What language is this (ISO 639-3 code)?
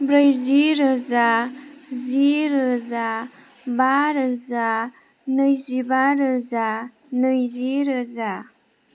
brx